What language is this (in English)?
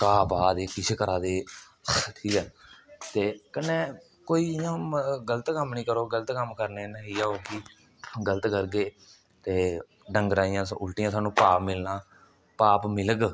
Dogri